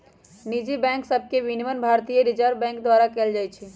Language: Magahi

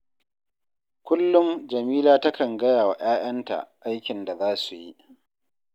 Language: Hausa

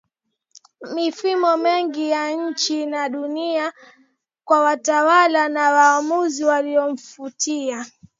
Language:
Swahili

